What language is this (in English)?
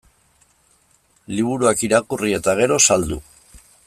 Basque